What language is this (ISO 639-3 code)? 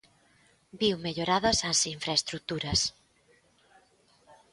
glg